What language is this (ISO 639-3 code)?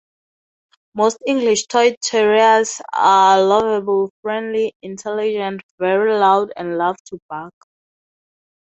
eng